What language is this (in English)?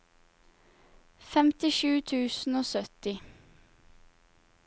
Norwegian